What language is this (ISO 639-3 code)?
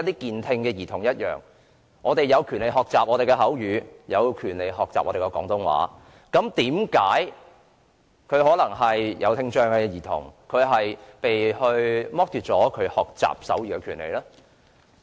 yue